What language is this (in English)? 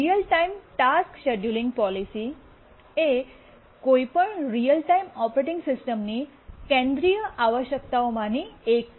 Gujarati